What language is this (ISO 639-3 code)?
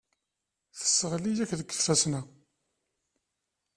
kab